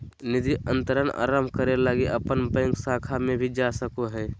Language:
Magahi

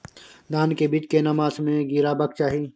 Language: Maithili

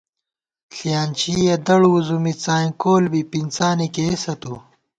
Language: Gawar-Bati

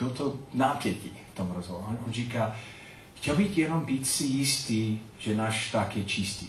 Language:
Czech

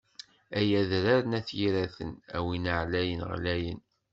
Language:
Kabyle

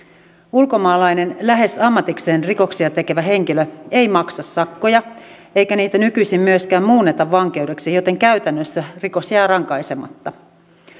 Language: Finnish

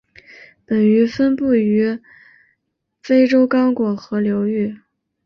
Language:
Chinese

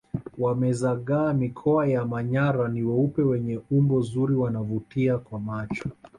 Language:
Swahili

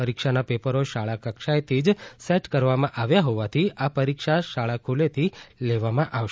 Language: Gujarati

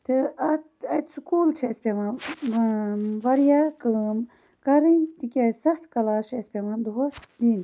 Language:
Kashmiri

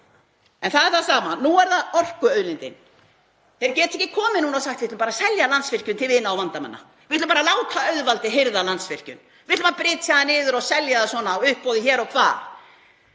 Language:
Icelandic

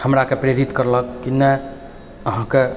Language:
Maithili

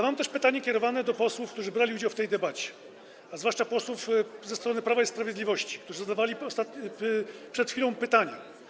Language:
Polish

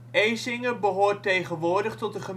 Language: Dutch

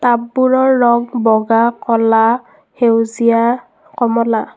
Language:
Assamese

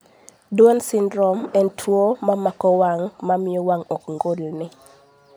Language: Luo (Kenya and Tanzania)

